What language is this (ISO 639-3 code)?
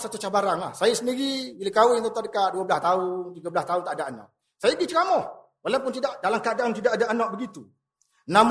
msa